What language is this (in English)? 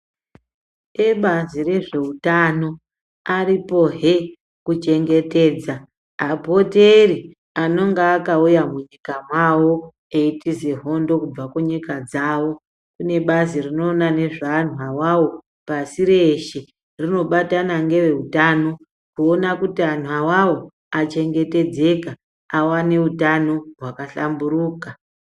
Ndau